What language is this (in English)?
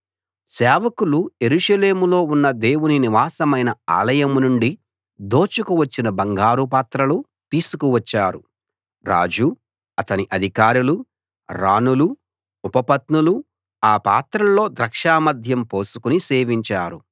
Telugu